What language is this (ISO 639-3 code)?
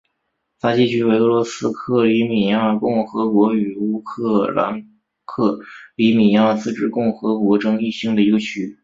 zho